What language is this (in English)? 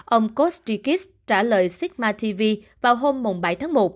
Vietnamese